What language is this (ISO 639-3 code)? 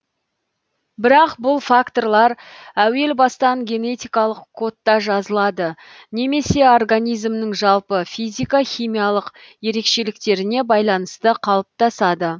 kaz